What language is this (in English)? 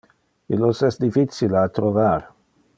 Interlingua